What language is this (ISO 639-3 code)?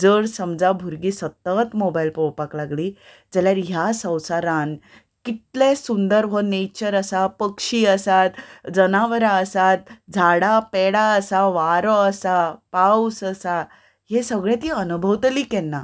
kok